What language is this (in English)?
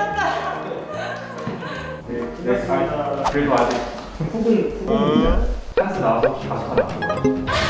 Korean